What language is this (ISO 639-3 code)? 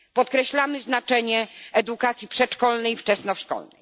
pol